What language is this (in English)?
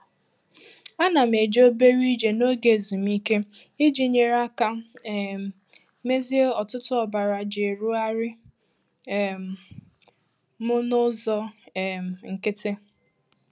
Igbo